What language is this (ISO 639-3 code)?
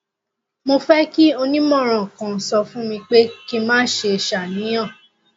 yor